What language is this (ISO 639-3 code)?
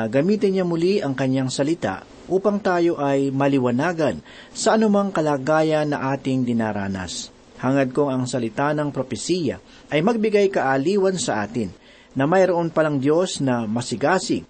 fil